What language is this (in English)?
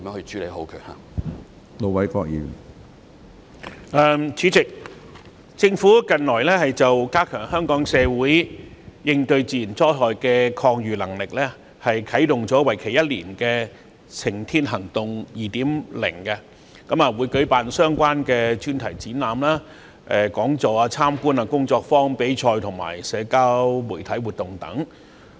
Cantonese